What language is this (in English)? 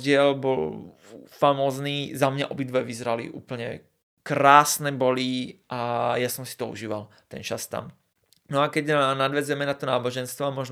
Slovak